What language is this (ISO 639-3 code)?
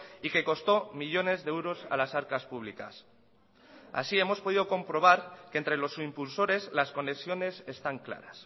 spa